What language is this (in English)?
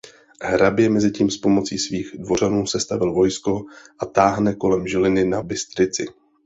Czech